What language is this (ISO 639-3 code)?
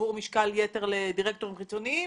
heb